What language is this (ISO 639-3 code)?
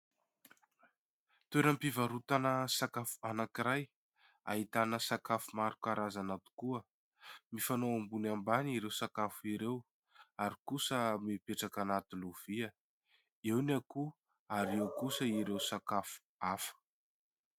mlg